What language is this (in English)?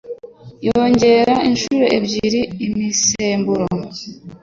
Kinyarwanda